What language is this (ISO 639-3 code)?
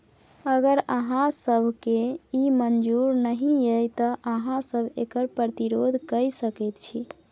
mai